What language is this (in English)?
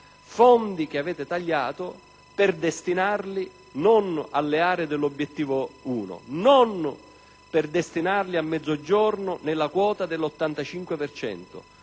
Italian